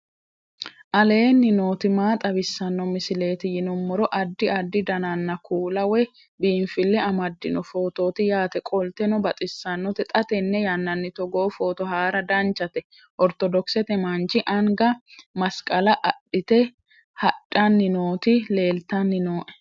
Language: Sidamo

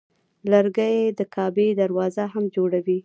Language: Pashto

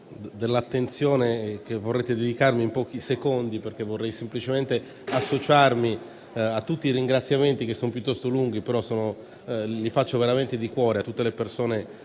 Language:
Italian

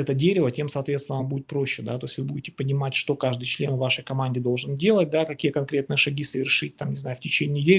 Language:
Russian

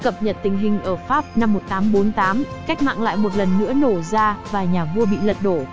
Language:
Vietnamese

